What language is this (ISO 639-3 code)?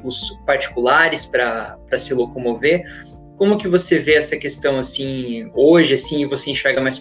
por